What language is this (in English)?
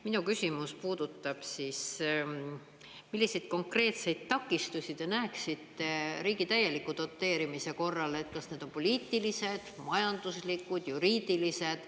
Estonian